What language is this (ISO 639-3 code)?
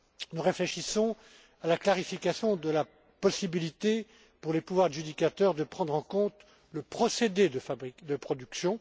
fra